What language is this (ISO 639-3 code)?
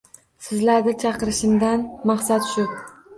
uzb